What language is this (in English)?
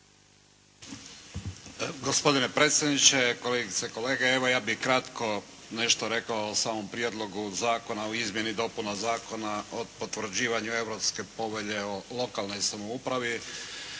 Croatian